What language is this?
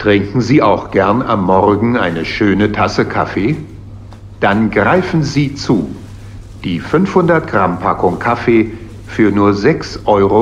German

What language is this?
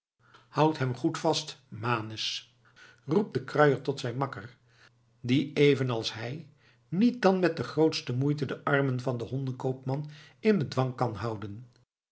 Dutch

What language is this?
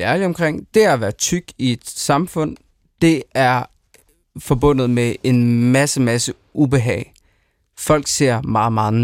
Danish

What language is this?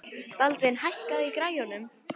Icelandic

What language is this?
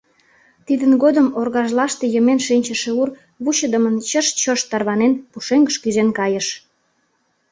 Mari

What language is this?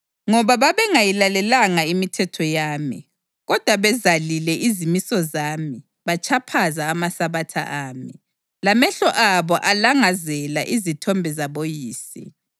North Ndebele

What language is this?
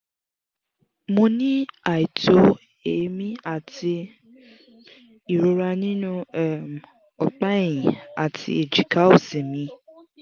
Yoruba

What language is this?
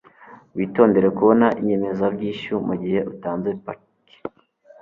Kinyarwanda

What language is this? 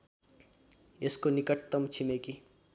Nepali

